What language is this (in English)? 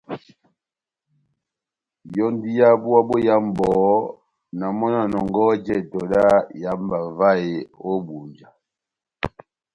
Batanga